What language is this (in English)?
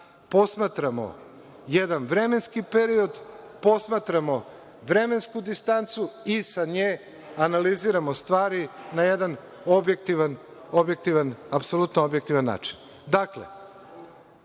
Serbian